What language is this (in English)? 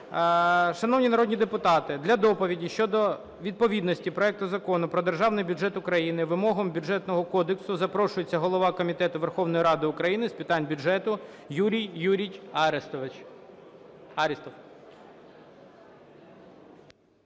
Ukrainian